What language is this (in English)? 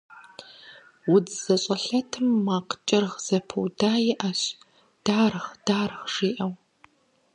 Kabardian